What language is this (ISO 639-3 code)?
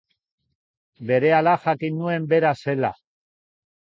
eus